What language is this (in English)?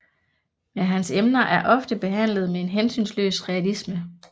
Danish